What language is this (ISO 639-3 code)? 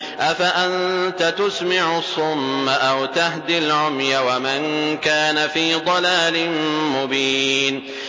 ara